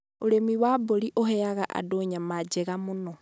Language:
Kikuyu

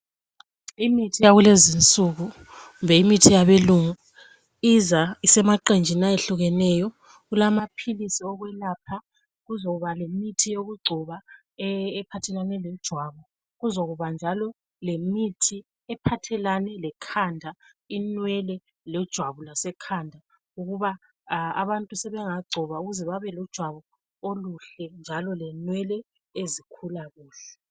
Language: North Ndebele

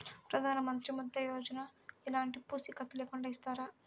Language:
Telugu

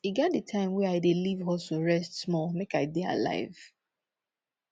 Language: Nigerian Pidgin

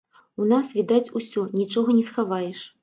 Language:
Belarusian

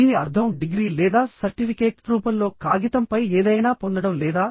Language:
Telugu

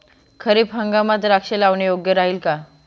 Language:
Marathi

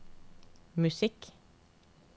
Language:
Norwegian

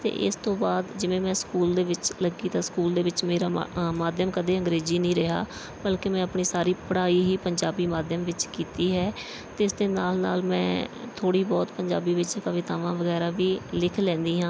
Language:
Punjabi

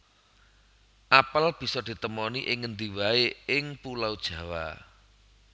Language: Javanese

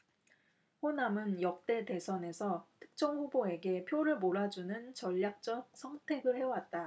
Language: Korean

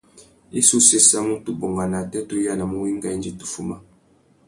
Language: Tuki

